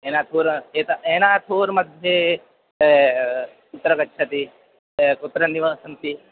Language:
Sanskrit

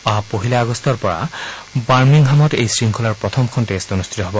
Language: Assamese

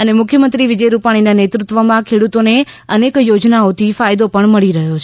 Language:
Gujarati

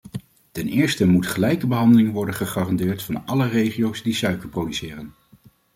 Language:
Dutch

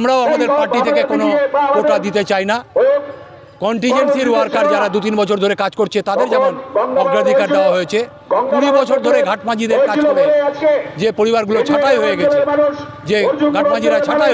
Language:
Turkish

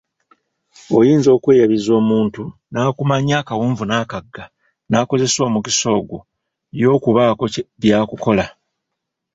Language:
Ganda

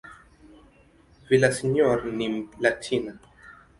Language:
Swahili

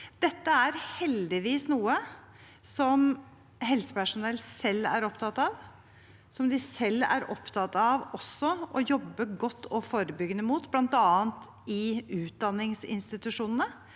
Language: Norwegian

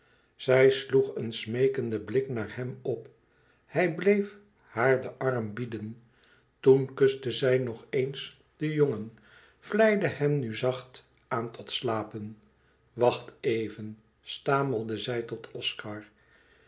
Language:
Dutch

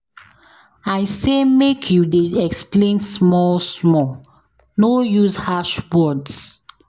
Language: Nigerian Pidgin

